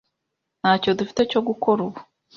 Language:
Kinyarwanda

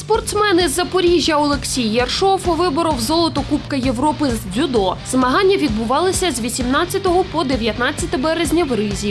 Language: Russian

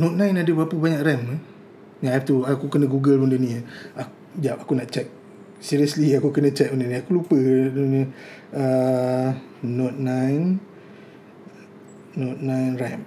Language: Malay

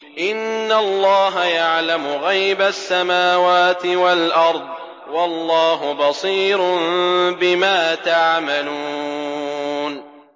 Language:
Arabic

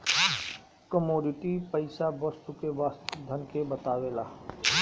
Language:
Bhojpuri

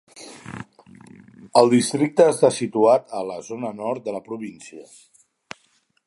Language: Catalan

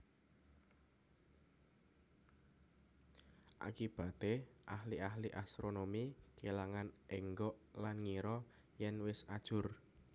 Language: Javanese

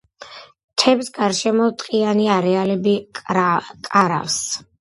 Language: Georgian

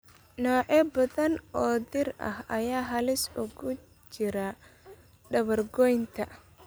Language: Somali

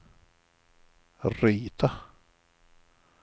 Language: Swedish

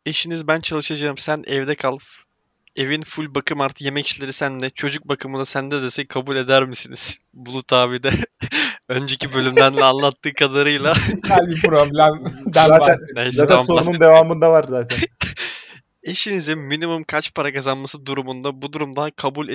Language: Turkish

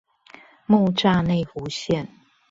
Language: Chinese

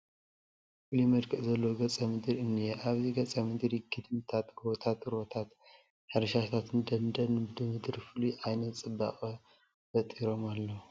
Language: Tigrinya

